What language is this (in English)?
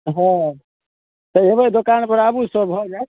Maithili